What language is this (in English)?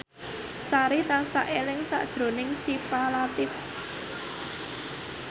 Javanese